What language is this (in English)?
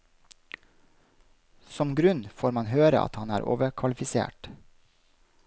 Norwegian